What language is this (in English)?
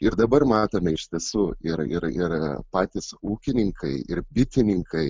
Lithuanian